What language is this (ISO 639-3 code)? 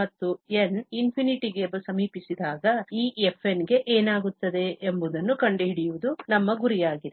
kan